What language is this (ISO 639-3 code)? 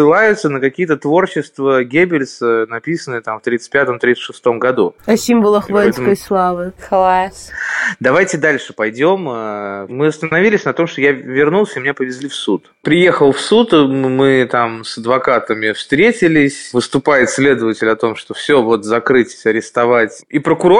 rus